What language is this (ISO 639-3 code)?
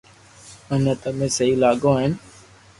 lrk